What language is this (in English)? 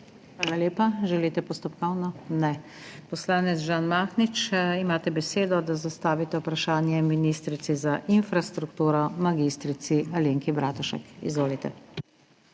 Slovenian